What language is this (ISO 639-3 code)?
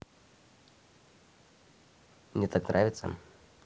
rus